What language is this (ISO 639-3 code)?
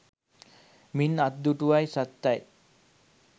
sin